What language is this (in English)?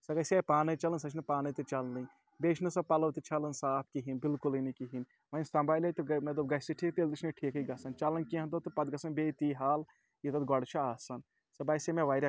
Kashmiri